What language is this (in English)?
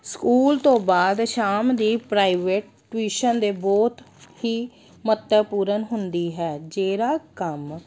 Punjabi